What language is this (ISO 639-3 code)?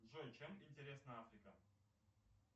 rus